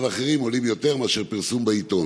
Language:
Hebrew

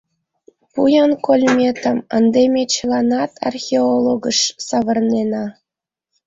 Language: Mari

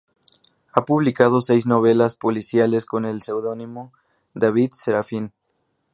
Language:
Spanish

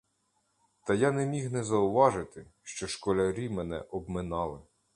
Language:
Ukrainian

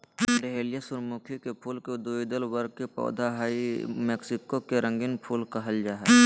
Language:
Magahi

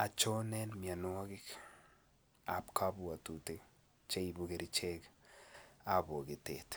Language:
Kalenjin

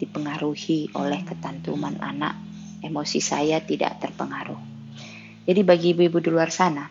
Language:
Indonesian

